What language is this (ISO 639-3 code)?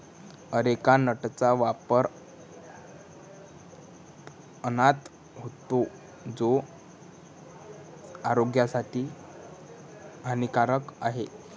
mar